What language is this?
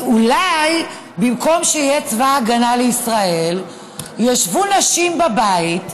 Hebrew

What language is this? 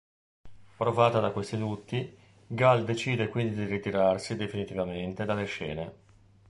Italian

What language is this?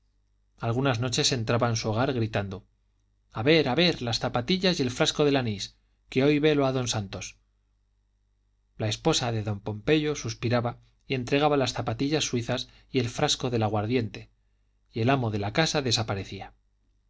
Spanish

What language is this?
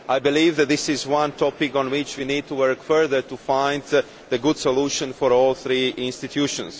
English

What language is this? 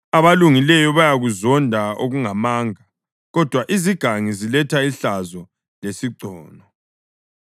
North Ndebele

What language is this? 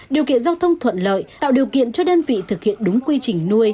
Vietnamese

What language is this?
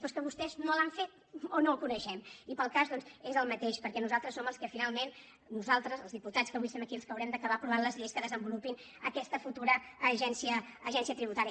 Catalan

